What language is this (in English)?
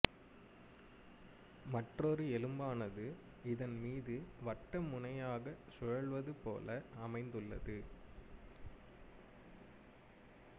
Tamil